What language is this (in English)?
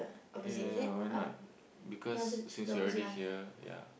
English